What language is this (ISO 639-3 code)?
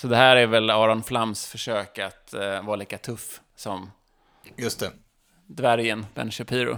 swe